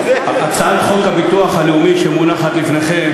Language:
Hebrew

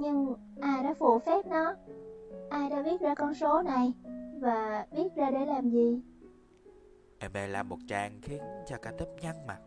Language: Vietnamese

